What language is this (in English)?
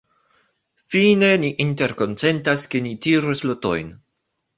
Esperanto